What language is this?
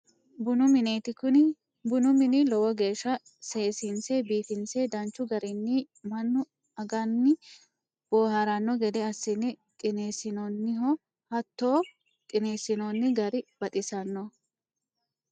Sidamo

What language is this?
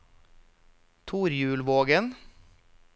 Norwegian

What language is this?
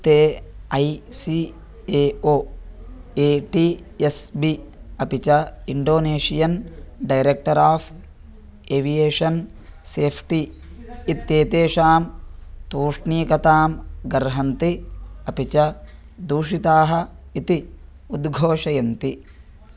Sanskrit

